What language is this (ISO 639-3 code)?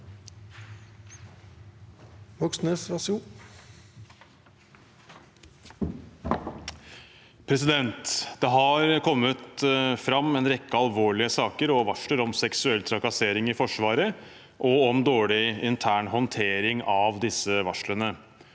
nor